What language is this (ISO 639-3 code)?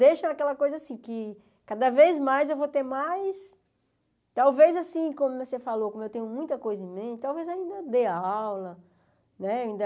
por